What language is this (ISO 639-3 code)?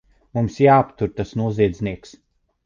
lav